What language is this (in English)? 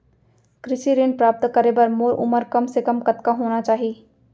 Chhattisgarhi